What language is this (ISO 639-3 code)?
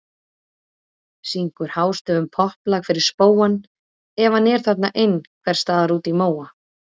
isl